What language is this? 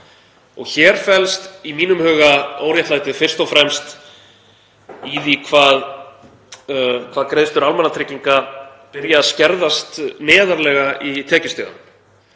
Icelandic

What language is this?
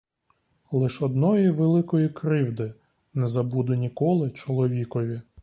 Ukrainian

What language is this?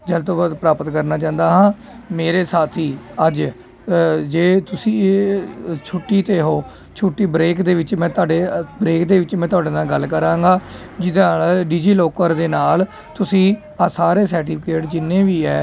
Punjabi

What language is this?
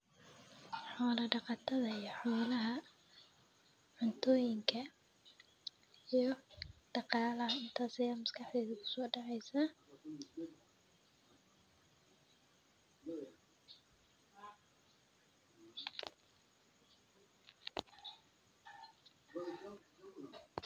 Somali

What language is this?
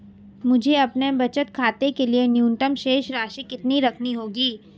Hindi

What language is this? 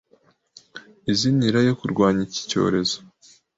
Kinyarwanda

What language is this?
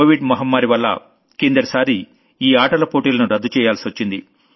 Telugu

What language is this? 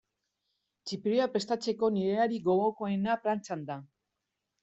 Basque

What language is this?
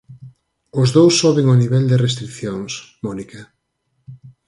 Galician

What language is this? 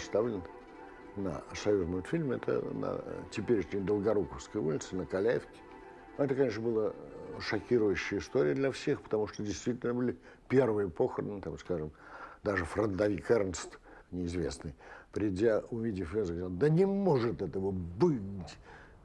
Russian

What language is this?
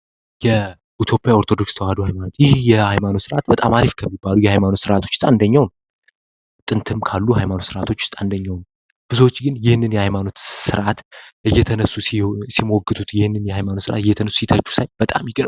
Amharic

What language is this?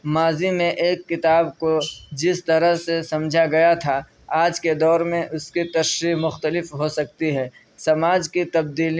Urdu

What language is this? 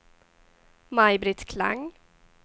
Swedish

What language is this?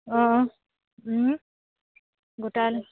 Assamese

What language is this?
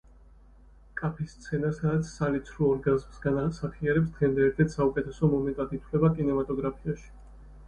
Georgian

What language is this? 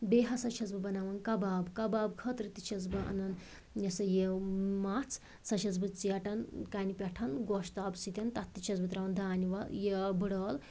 Kashmiri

